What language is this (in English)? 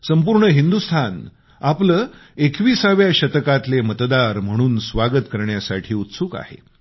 Marathi